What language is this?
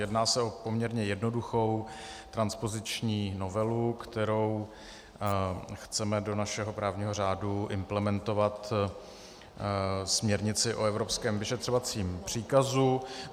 Czech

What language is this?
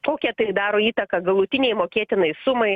Lithuanian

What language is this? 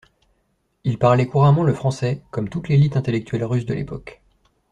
French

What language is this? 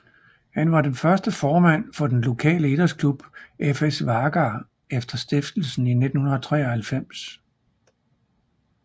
Danish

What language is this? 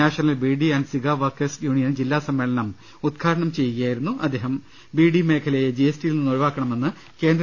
Malayalam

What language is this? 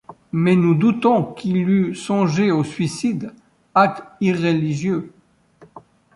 French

